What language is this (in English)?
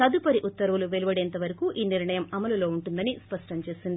Telugu